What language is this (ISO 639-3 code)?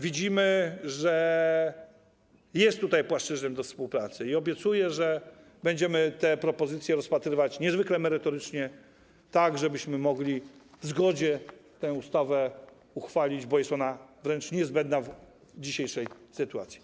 pol